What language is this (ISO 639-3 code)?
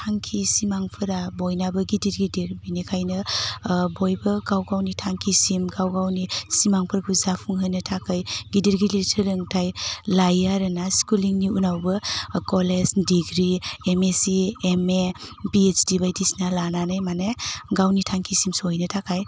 brx